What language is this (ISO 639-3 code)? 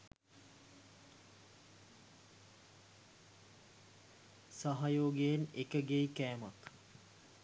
sin